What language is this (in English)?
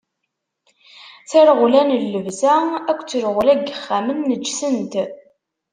Kabyle